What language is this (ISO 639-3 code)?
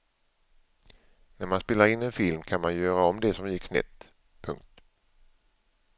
swe